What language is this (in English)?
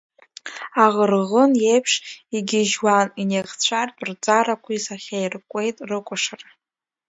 Abkhazian